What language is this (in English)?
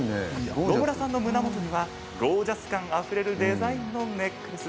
Japanese